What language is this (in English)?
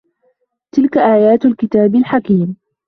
Arabic